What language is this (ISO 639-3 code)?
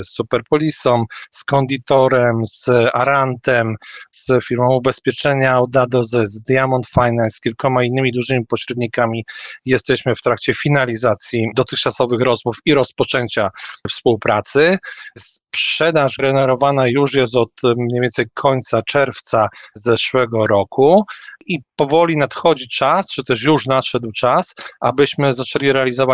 pol